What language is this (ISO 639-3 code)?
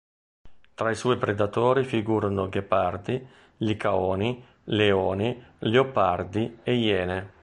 ita